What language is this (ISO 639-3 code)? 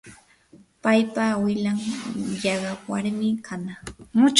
qur